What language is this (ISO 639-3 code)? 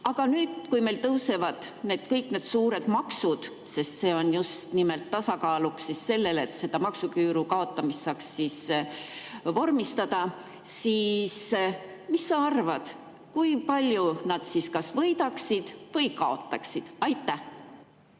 est